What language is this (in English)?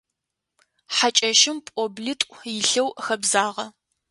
Adyghe